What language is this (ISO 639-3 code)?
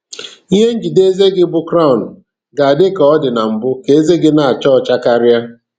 ibo